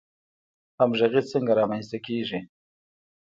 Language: Pashto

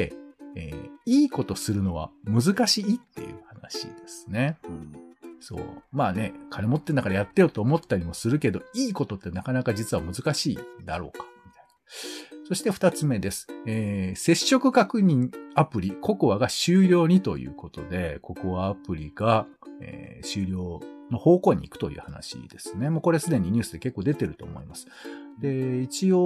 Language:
Japanese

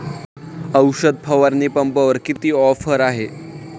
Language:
Marathi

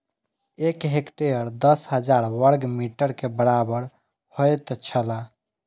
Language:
Maithili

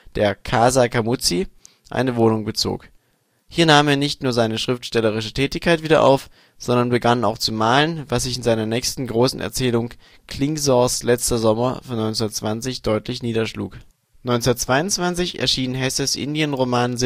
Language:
German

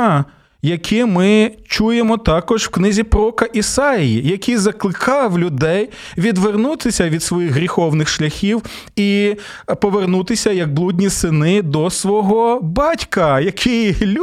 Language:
Ukrainian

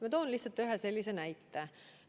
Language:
Estonian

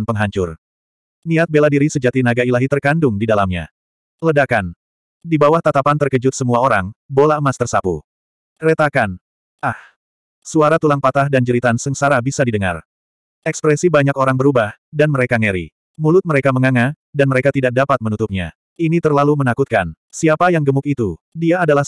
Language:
Indonesian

